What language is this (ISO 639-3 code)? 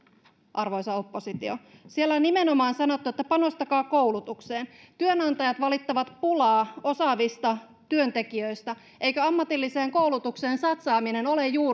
fin